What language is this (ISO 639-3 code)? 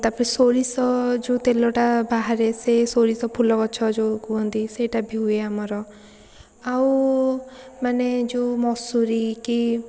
ori